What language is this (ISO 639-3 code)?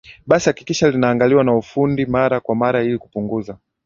swa